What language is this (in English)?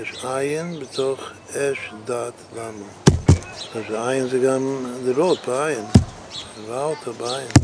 Hebrew